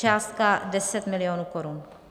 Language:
Czech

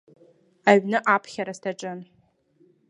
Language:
Abkhazian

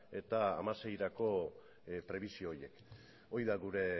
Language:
Basque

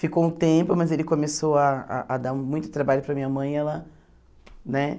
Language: Portuguese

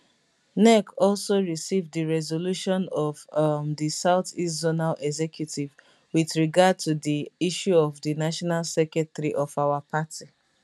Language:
Nigerian Pidgin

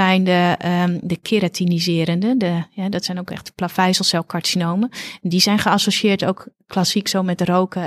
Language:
Dutch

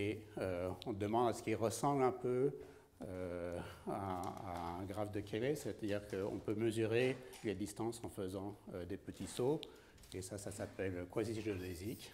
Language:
French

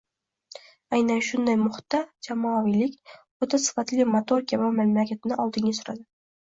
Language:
Uzbek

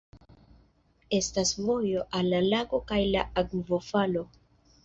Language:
Esperanto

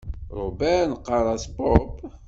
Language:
Kabyle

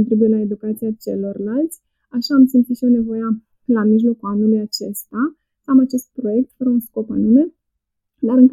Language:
Romanian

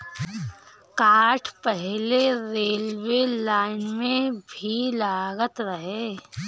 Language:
Bhojpuri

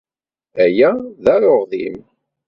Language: Kabyle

